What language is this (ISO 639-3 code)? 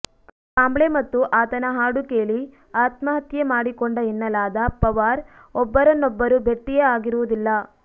kan